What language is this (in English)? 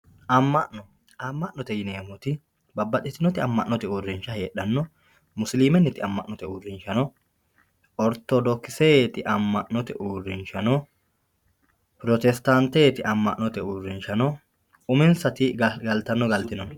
Sidamo